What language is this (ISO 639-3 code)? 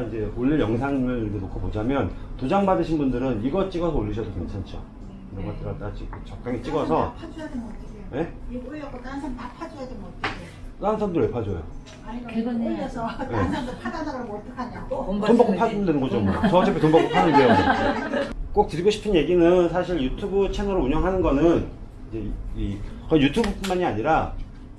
kor